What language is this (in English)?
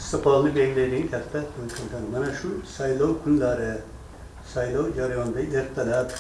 Uzbek